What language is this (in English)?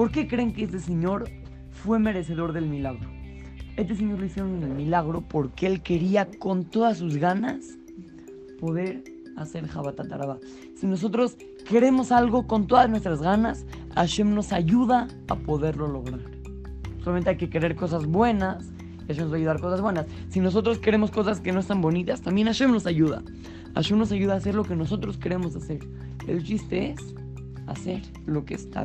Spanish